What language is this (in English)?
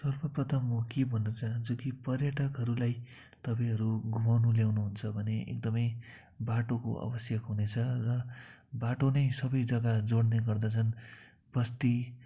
Nepali